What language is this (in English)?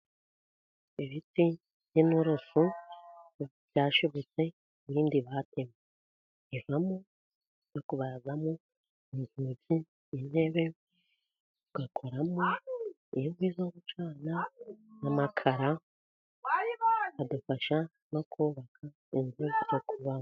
Kinyarwanda